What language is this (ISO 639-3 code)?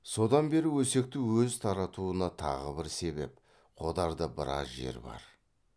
kaz